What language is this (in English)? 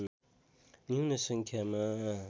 Nepali